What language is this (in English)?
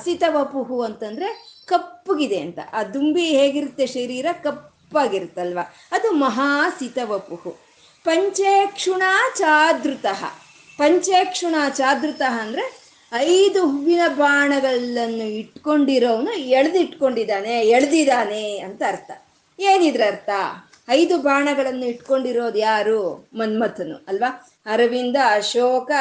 Kannada